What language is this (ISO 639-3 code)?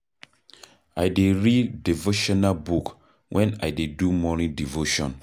pcm